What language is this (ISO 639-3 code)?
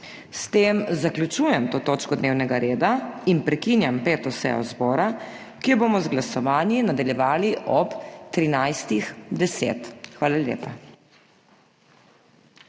slv